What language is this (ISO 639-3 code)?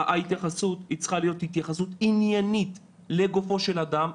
heb